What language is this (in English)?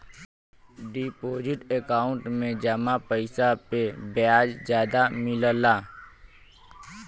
Bhojpuri